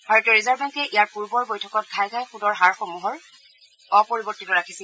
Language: Assamese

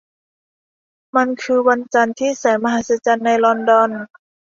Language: Thai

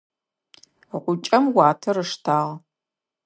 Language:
Adyghe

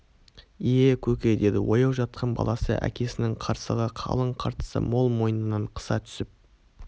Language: Kazakh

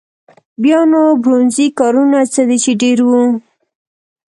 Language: Pashto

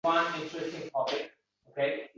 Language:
Uzbek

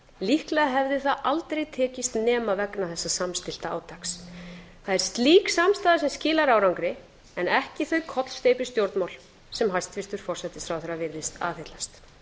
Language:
Icelandic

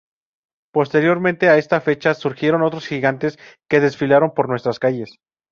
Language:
Spanish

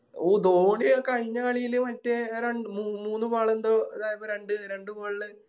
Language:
Malayalam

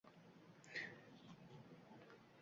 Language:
Uzbek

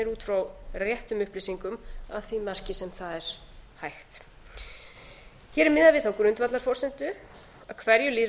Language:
Icelandic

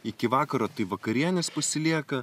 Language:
Lithuanian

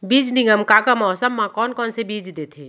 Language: Chhattisgarhi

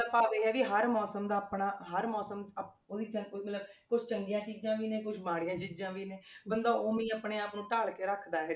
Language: Punjabi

